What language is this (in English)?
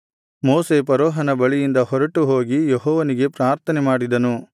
Kannada